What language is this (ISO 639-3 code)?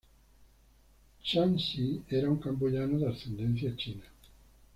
spa